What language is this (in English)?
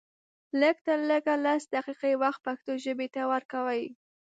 Pashto